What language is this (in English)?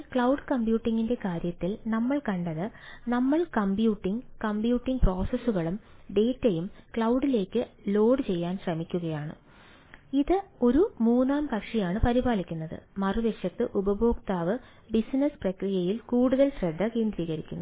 Malayalam